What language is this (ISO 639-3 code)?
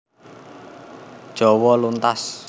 jav